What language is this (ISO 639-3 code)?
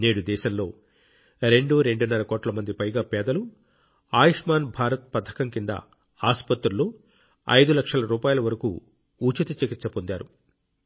tel